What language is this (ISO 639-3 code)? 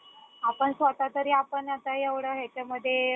mar